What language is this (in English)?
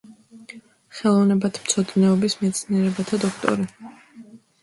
Georgian